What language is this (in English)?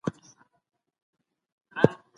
Pashto